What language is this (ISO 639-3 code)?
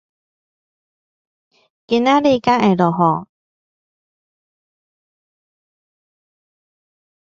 nan